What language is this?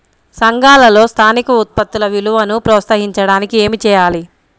Telugu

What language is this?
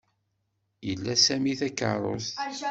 Kabyle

